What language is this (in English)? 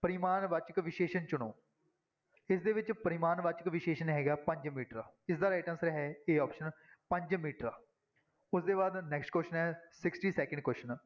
Punjabi